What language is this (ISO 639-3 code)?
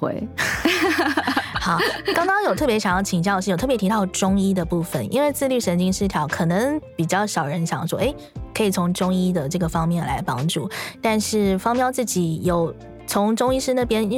zho